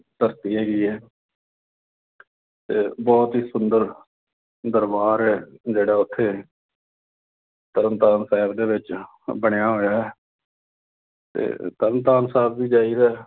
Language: Punjabi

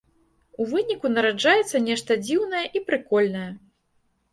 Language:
Belarusian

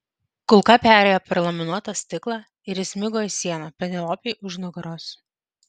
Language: Lithuanian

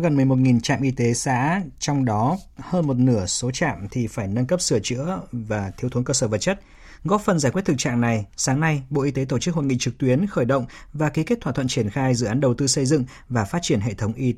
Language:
Vietnamese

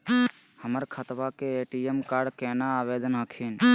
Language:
Magahi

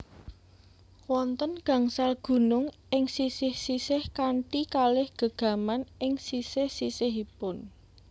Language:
Javanese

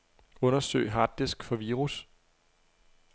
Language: Danish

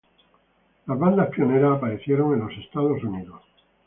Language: Spanish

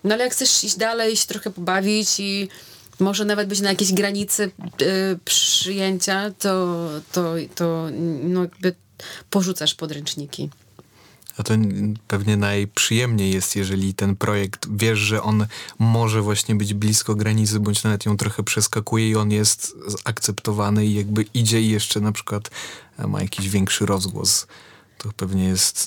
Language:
Polish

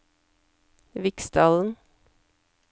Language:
Norwegian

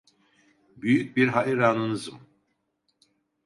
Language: Turkish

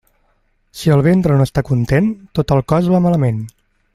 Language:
Catalan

